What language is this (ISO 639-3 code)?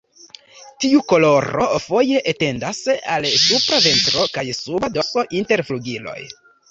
epo